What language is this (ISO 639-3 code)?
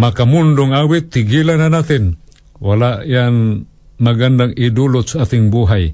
fil